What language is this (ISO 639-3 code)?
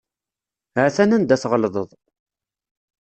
kab